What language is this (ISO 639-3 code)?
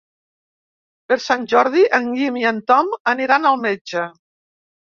cat